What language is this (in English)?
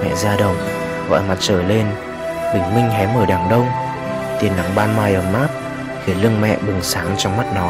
Vietnamese